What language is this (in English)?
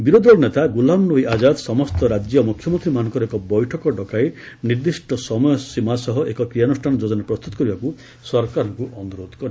Odia